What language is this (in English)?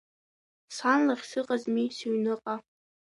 Abkhazian